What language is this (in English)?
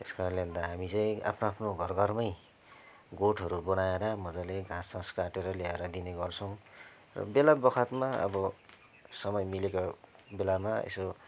Nepali